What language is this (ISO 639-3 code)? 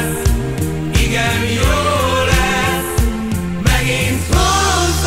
ind